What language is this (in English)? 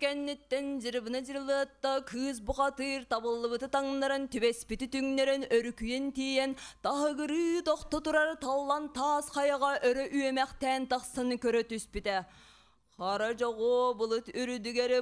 Turkish